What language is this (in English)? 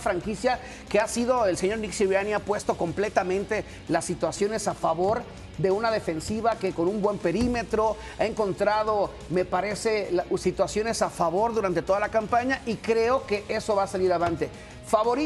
Spanish